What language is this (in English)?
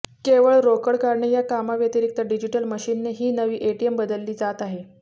Marathi